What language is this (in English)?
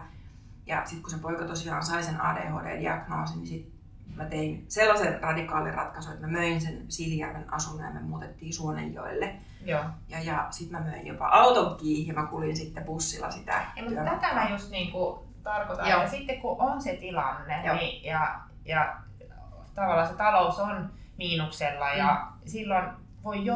Finnish